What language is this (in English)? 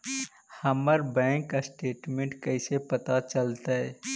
Magahi